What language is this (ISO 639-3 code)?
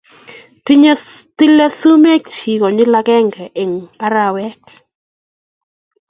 kln